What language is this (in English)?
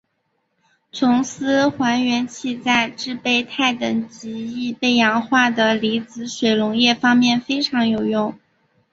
Chinese